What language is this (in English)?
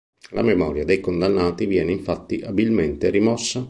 Italian